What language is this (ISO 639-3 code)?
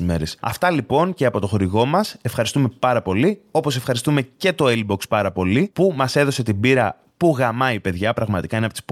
ell